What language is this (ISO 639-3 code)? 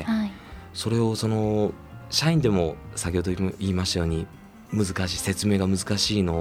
jpn